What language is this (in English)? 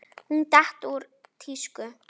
Icelandic